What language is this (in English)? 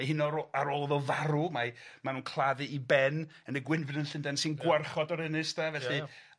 Welsh